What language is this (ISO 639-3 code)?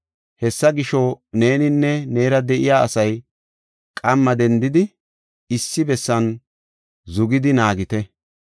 gof